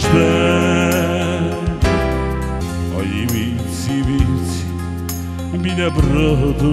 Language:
Ukrainian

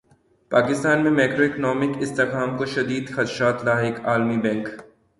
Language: Urdu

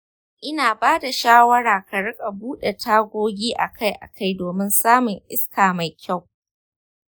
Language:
Hausa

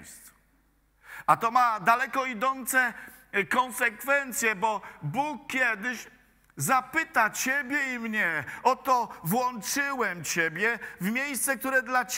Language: Polish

